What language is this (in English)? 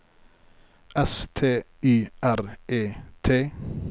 Norwegian